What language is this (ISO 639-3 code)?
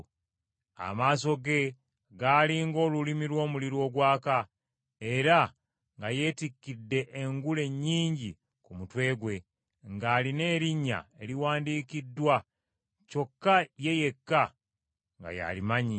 lug